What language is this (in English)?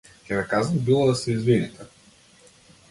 Macedonian